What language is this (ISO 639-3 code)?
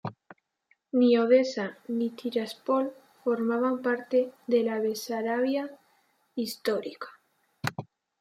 spa